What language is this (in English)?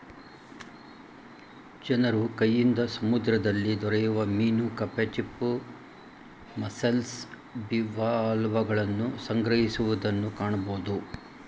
Kannada